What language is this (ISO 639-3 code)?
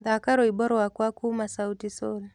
kik